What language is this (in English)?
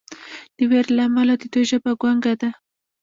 Pashto